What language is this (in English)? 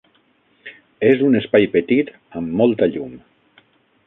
Catalan